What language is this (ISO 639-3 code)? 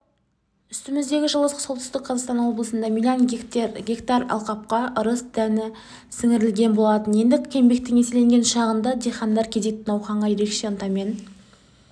kaz